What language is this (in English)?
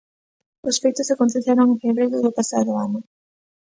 Galician